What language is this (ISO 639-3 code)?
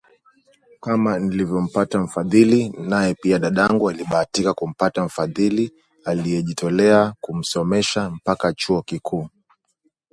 swa